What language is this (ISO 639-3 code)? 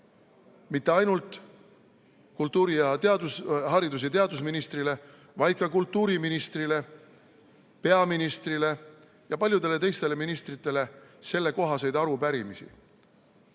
est